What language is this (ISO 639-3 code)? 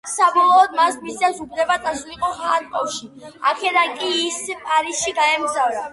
kat